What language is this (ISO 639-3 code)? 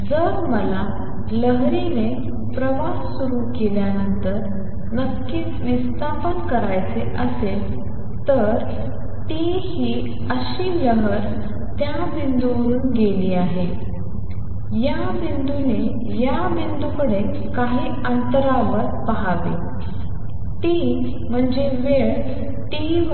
mar